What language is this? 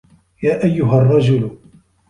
Arabic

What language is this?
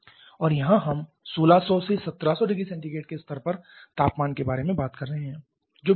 Hindi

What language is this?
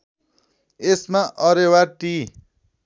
Nepali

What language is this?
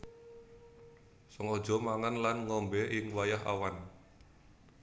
Javanese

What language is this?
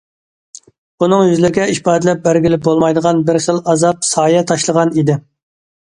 Uyghur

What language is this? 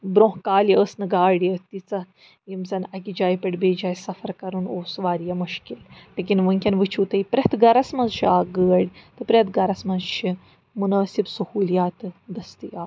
Kashmiri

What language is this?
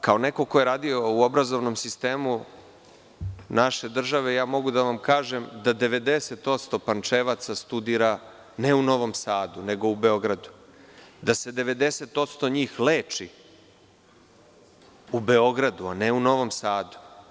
Serbian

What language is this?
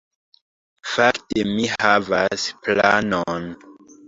Esperanto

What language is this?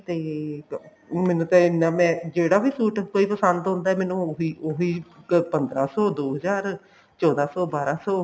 Punjabi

